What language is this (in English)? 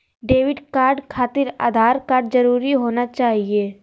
Magahi